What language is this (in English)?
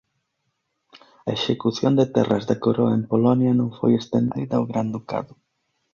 Galician